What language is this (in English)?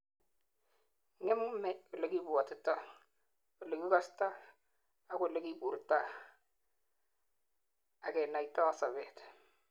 Kalenjin